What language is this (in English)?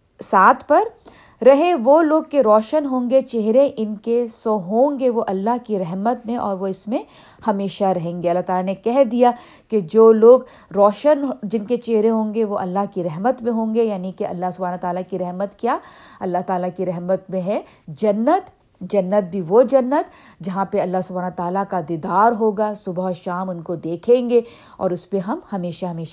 Urdu